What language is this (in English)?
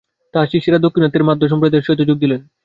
Bangla